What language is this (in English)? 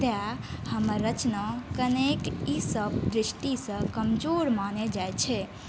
Maithili